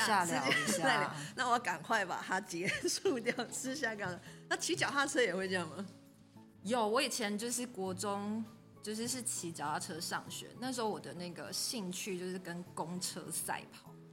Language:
Chinese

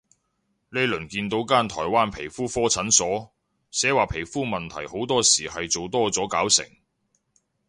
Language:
Cantonese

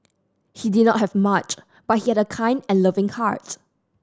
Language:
English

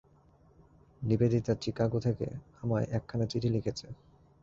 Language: Bangla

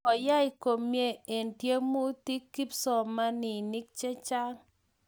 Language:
Kalenjin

